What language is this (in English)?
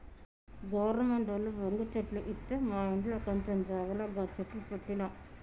Telugu